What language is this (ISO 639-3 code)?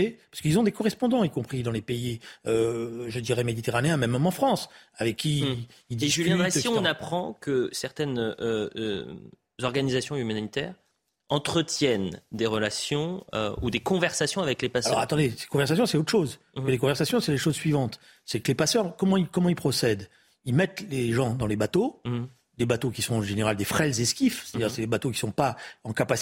fra